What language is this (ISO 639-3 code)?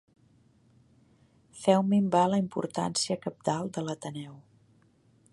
cat